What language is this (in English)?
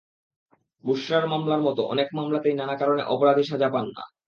Bangla